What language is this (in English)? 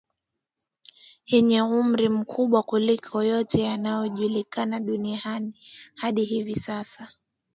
Swahili